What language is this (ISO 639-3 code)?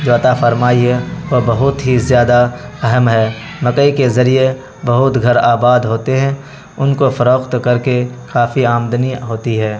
urd